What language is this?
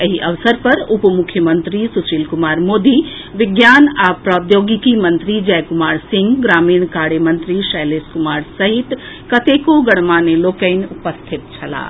Maithili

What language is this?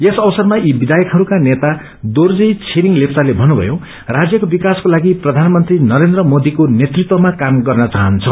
Nepali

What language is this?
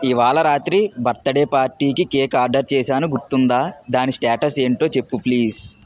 Telugu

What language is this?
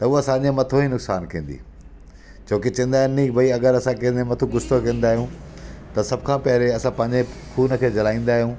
Sindhi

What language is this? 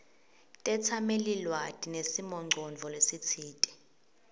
Swati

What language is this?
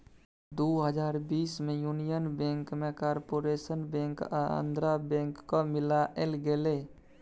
Maithili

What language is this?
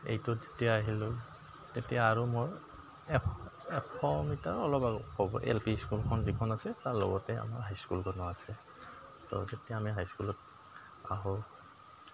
Assamese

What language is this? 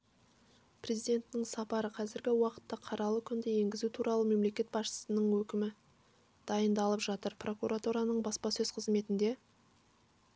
Kazakh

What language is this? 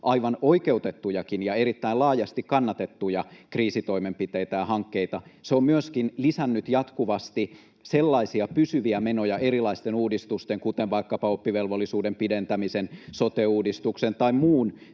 Finnish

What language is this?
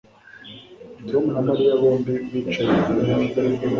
Kinyarwanda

